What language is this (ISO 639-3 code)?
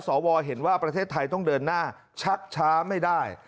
tha